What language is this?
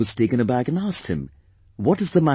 English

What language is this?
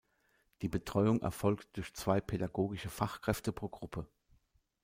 German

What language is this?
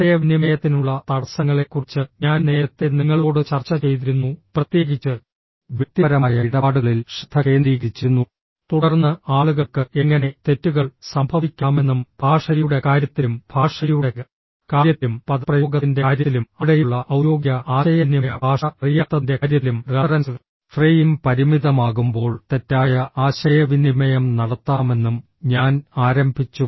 Malayalam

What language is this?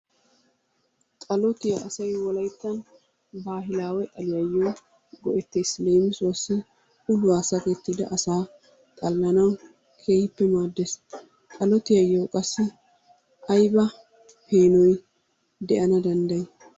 Wolaytta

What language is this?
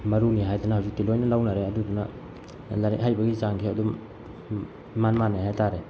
Manipuri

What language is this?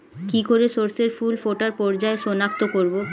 Bangla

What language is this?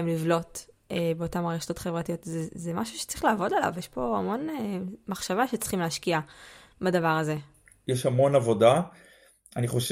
Hebrew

